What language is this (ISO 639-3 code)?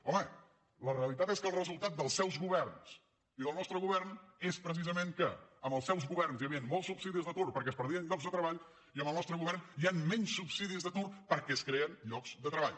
cat